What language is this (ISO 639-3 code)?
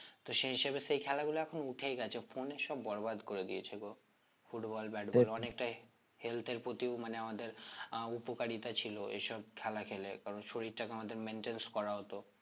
ben